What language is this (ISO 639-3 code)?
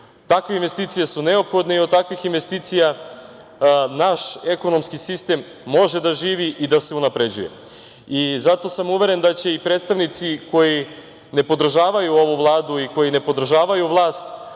srp